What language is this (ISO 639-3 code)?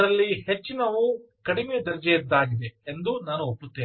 kan